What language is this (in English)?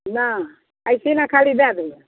Maithili